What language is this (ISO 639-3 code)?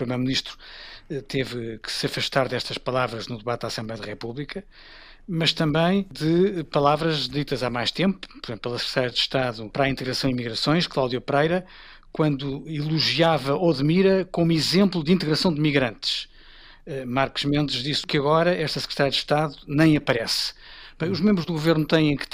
por